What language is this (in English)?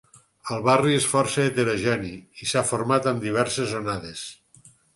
Catalan